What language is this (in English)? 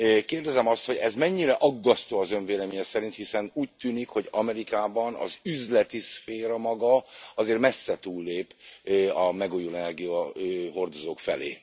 Hungarian